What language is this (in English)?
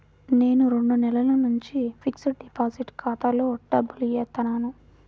Telugu